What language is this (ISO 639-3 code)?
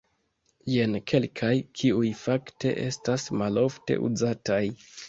epo